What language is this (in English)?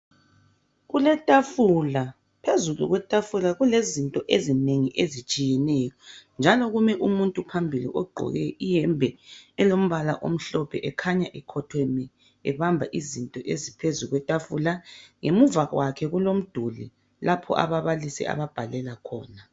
North Ndebele